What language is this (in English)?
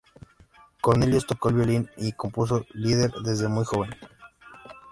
Spanish